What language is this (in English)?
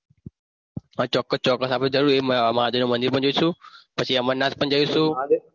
Gujarati